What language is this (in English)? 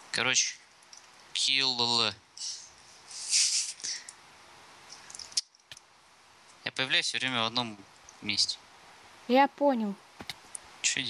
Russian